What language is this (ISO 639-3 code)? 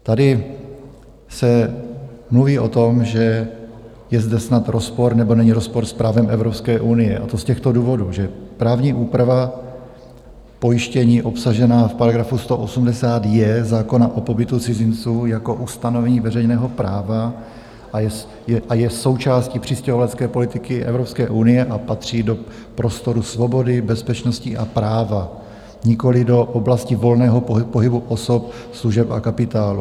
ces